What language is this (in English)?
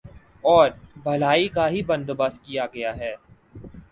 Urdu